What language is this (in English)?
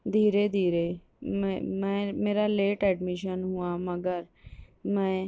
Urdu